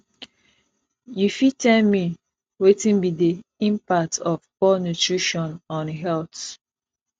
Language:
Nigerian Pidgin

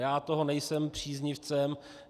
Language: Czech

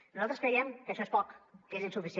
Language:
Catalan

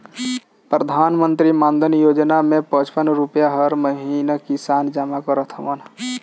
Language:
Bhojpuri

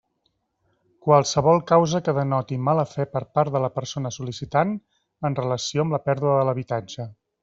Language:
Catalan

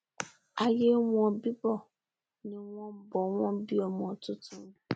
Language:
Yoruba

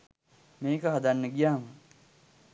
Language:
Sinhala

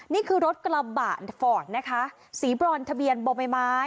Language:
Thai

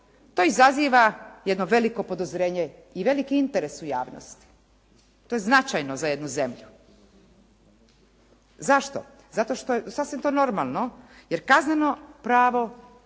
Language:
Croatian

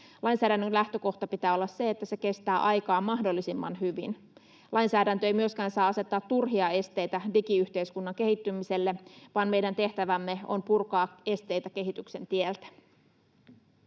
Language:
Finnish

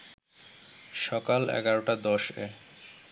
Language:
Bangla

